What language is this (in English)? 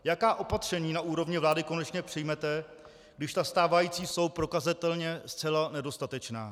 Czech